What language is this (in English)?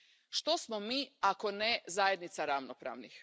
Croatian